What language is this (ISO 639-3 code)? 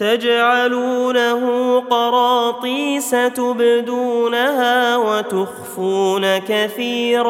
ara